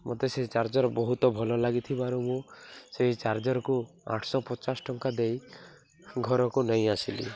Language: Odia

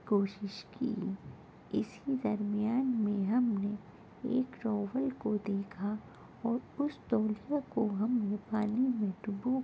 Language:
Urdu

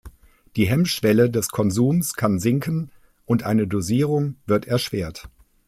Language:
German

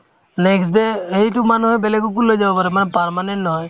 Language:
Assamese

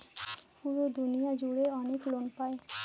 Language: Bangla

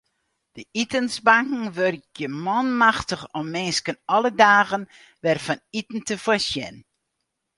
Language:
Western Frisian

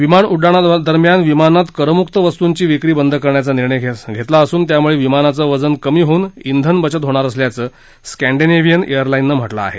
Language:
Marathi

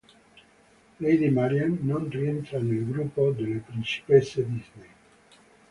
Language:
Italian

